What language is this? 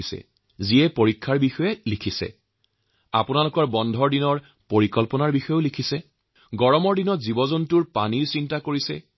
Assamese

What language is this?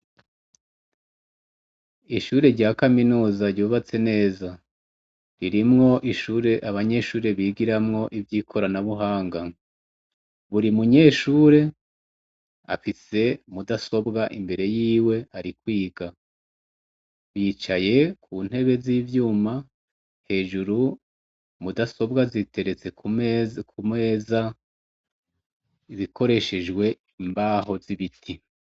Rundi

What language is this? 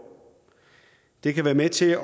Danish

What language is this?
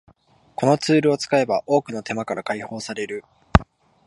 Japanese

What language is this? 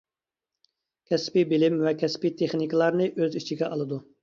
Uyghur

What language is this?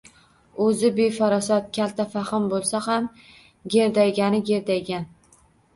Uzbek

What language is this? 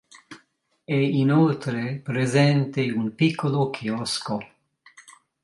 Italian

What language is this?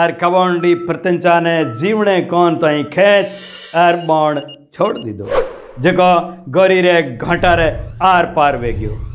Hindi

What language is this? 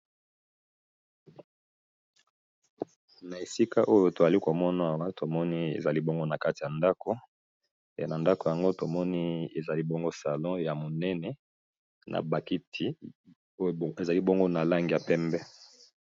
Lingala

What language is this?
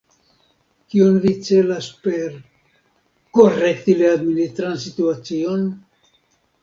Esperanto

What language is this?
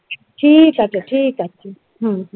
Bangla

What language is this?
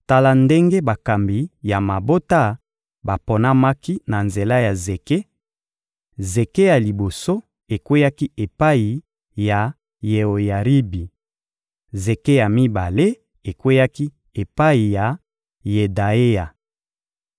Lingala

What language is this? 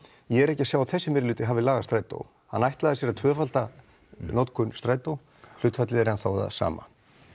Icelandic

